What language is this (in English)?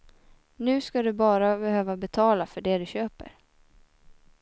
Swedish